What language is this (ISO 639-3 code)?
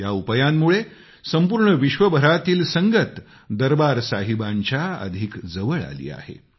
mar